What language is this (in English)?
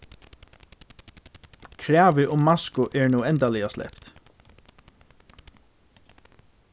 Faroese